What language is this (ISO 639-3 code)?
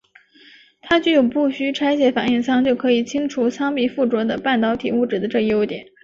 zho